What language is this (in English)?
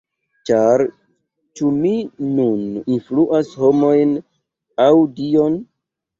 Esperanto